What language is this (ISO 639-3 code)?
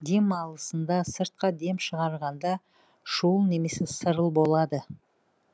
kaz